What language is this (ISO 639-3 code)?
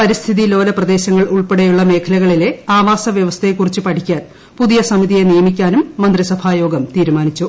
mal